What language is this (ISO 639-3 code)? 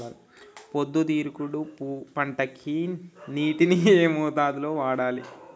tel